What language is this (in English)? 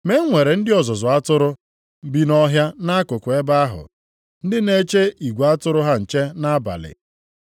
Igbo